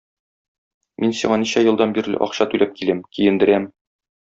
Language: Tatar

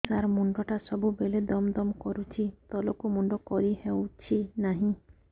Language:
Odia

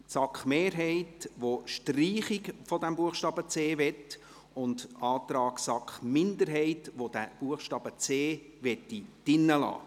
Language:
Swiss German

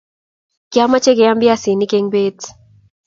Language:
Kalenjin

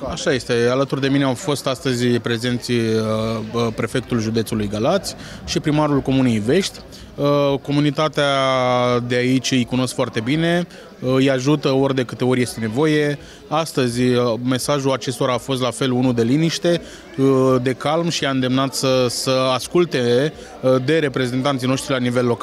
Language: Romanian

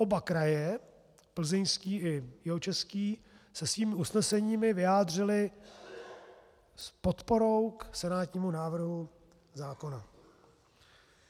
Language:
Czech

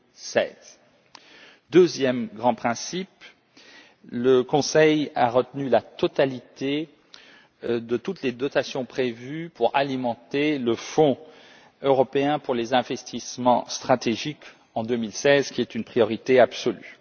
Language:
French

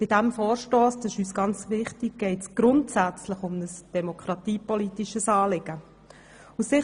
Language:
Swiss German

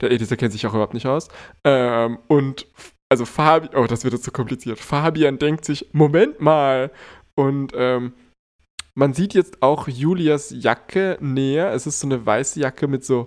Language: German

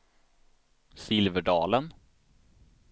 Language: Swedish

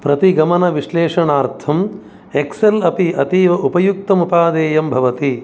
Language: Sanskrit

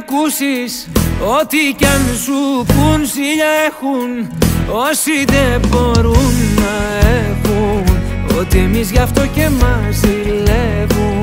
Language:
Greek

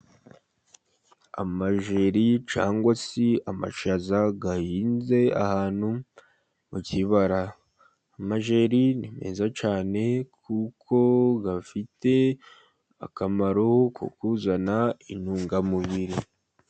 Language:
Kinyarwanda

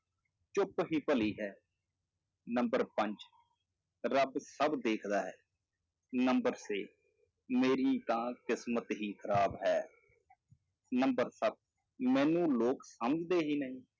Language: Punjabi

